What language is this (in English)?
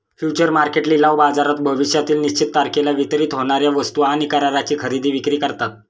Marathi